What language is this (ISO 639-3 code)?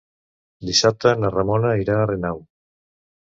cat